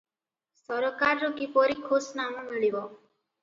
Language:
Odia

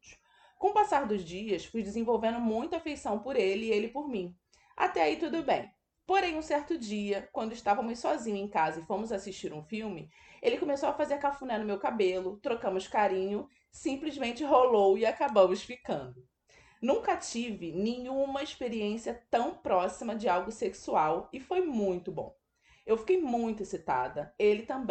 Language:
Portuguese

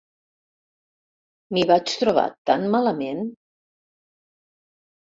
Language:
Catalan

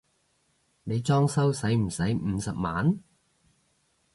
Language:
Cantonese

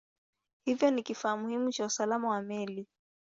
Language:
Swahili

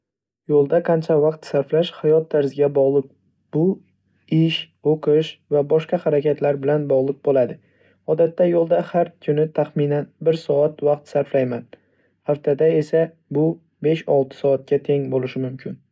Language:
Uzbek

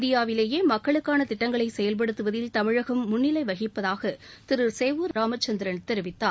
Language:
Tamil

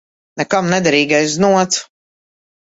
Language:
Latvian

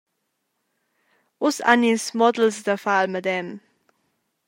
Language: Romansh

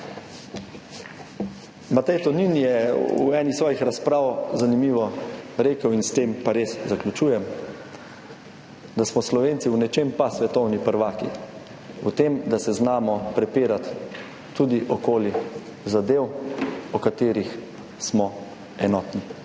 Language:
Slovenian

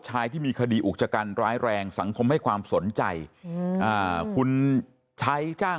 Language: Thai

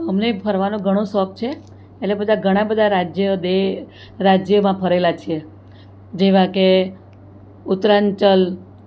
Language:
Gujarati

